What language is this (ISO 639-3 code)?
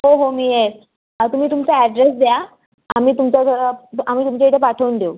mar